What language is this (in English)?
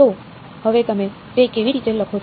Gujarati